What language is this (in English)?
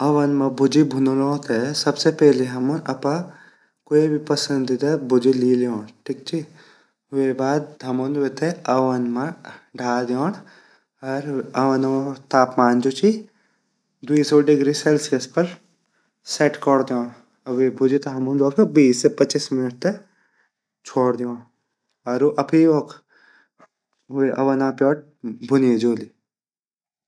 Garhwali